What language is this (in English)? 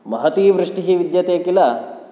Sanskrit